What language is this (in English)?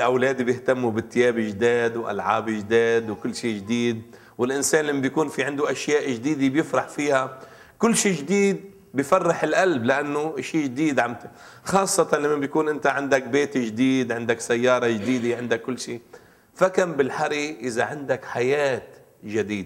Arabic